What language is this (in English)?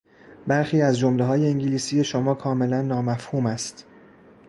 Persian